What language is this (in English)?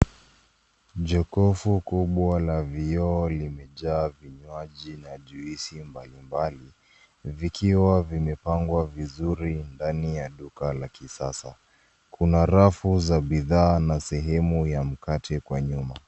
Swahili